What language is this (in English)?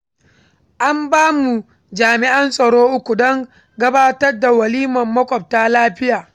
Hausa